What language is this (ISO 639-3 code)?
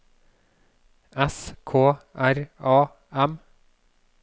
nor